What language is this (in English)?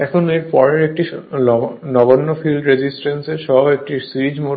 Bangla